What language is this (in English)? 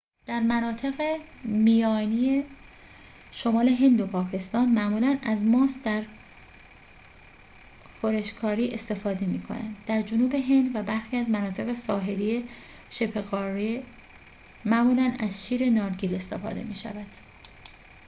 Persian